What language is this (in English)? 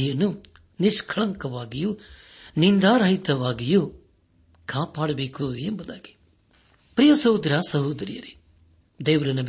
Kannada